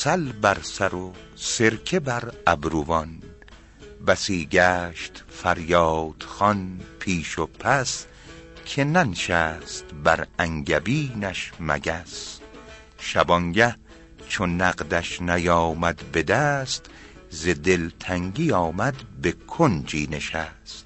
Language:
Persian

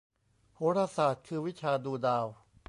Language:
Thai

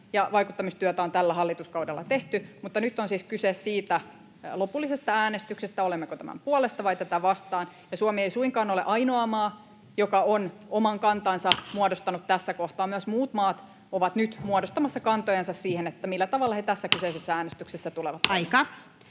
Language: Finnish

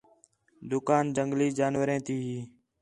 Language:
Khetrani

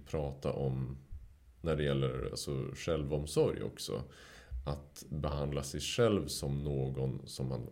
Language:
Swedish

